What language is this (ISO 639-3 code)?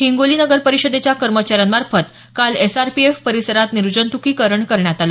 mar